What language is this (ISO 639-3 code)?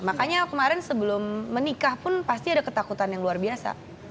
ind